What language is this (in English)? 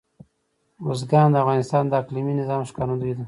Pashto